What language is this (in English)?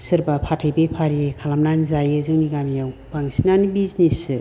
Bodo